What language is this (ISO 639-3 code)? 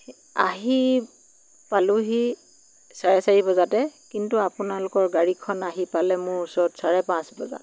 asm